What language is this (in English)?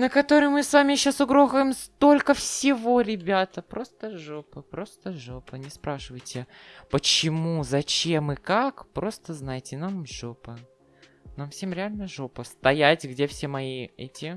Russian